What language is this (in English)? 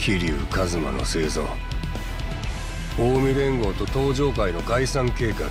Japanese